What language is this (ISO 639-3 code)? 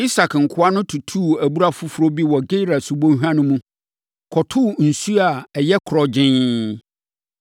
aka